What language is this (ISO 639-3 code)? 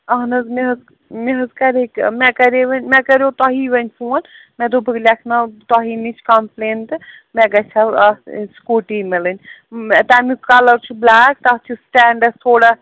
kas